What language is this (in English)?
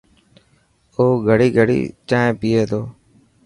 Dhatki